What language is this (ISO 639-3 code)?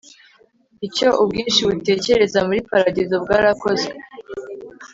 kin